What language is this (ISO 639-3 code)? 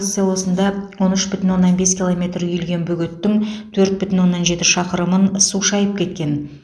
kaz